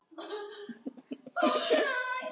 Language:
Icelandic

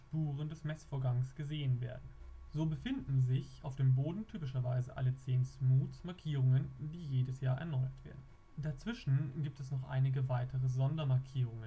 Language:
German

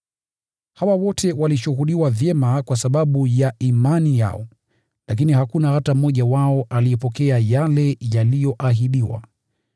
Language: Swahili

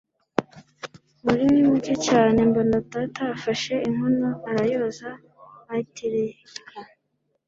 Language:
Kinyarwanda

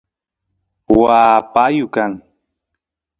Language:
Santiago del Estero Quichua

